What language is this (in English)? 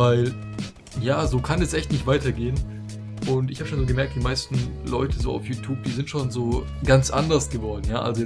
German